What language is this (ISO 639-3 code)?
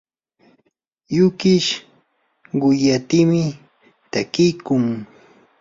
qur